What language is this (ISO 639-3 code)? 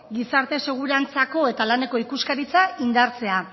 eus